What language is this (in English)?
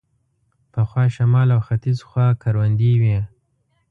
Pashto